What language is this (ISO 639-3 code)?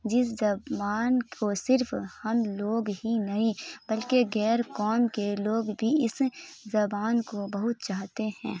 urd